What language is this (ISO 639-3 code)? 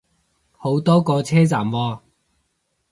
yue